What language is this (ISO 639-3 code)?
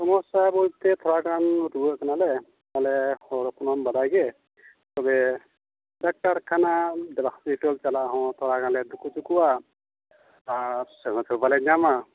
sat